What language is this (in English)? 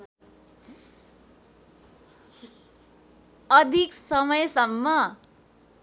Nepali